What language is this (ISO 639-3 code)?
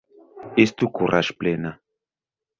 epo